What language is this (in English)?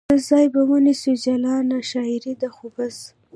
Pashto